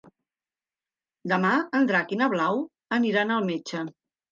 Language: Catalan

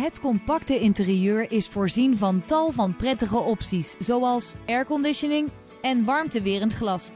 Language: Dutch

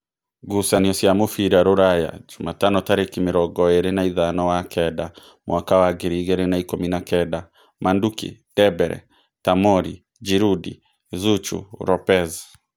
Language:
Kikuyu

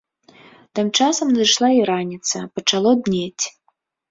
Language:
Belarusian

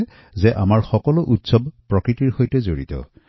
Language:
Assamese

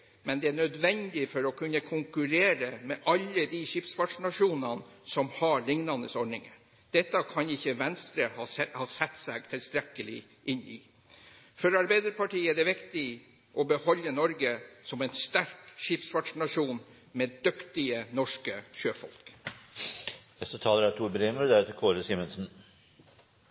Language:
Norwegian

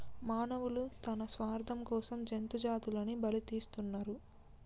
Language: Telugu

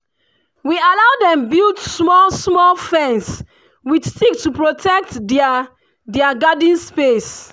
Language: Nigerian Pidgin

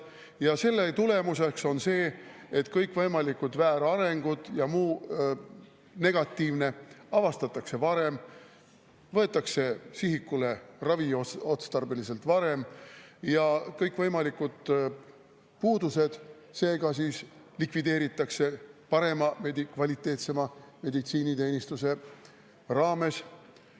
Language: Estonian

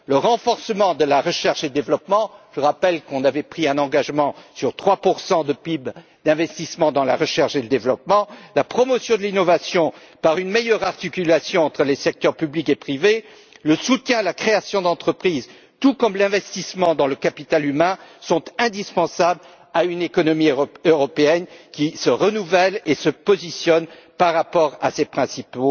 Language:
French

